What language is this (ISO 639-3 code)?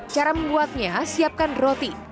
ind